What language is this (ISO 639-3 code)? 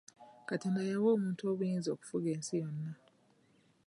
lug